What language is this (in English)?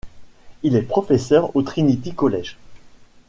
French